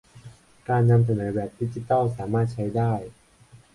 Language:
Thai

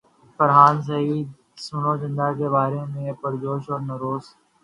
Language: Urdu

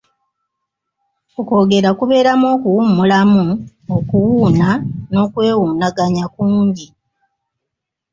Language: Ganda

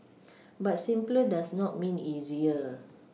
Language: English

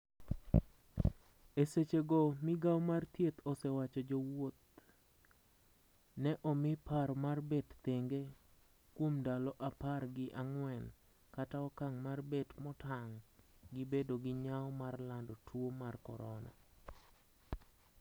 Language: Luo (Kenya and Tanzania)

